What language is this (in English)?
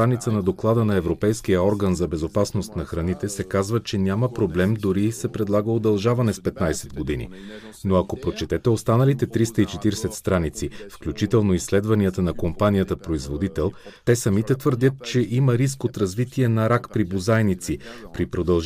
Bulgarian